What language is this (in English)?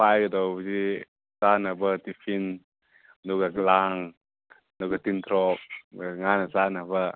Manipuri